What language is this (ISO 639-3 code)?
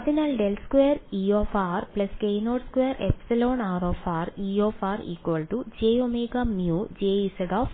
mal